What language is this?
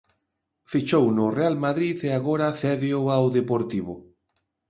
Galician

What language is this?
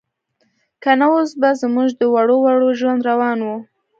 Pashto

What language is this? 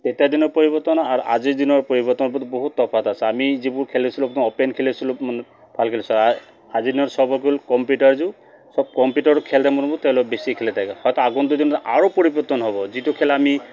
Assamese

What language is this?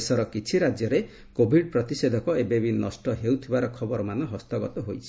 Odia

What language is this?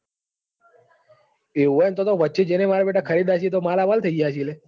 Gujarati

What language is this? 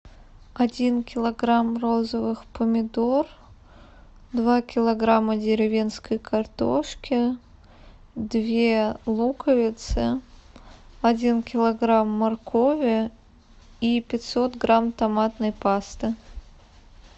Russian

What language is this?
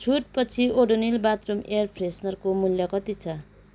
Nepali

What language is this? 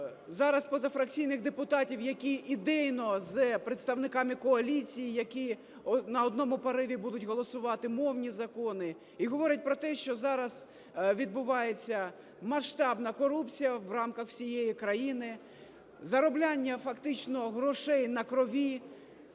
Ukrainian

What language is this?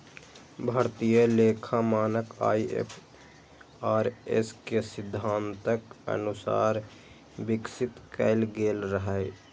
Maithili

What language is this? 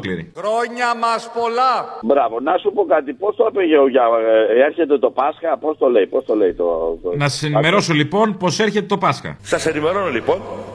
Greek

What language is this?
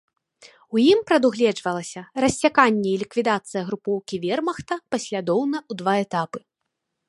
Belarusian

